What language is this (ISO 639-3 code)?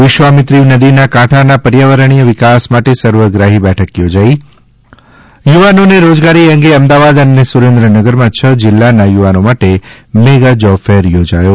guj